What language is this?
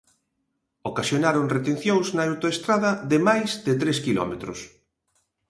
Galician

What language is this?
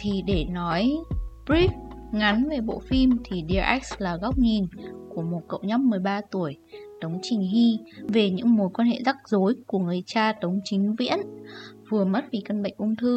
Vietnamese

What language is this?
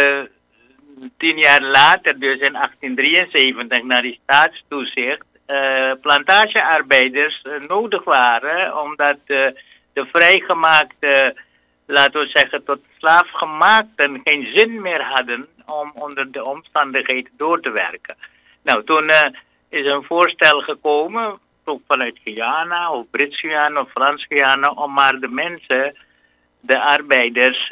Dutch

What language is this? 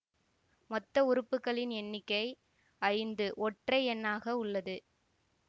Tamil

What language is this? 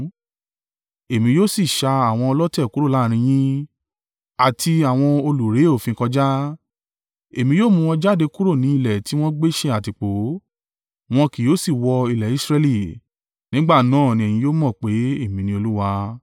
Yoruba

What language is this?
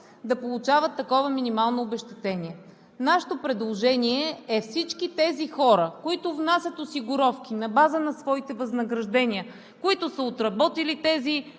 Bulgarian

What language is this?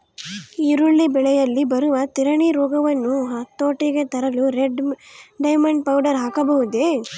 Kannada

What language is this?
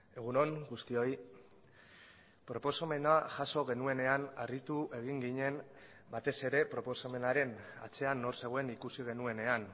Basque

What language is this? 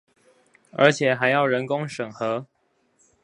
Chinese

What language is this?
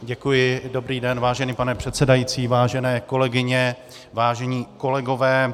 Czech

